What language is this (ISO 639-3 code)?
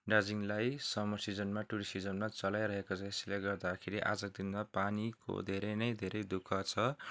nep